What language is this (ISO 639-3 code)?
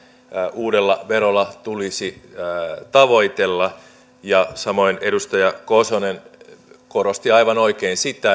fin